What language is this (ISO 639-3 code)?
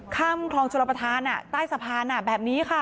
tha